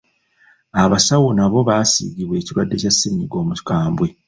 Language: Ganda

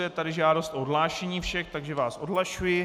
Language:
Czech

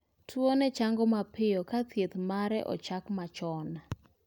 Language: Luo (Kenya and Tanzania)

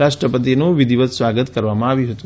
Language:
Gujarati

